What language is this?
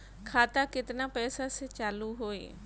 Bhojpuri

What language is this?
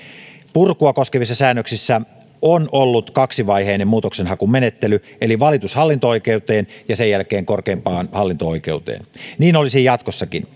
Finnish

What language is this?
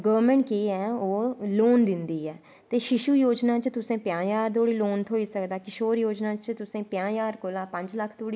Dogri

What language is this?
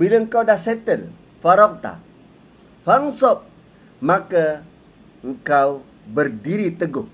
Malay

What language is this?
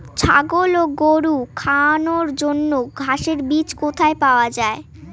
Bangla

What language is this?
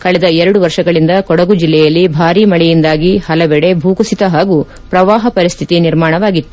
Kannada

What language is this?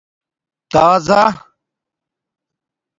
Domaaki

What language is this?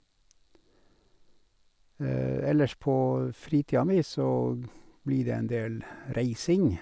Norwegian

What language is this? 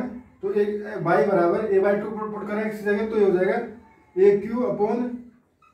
Hindi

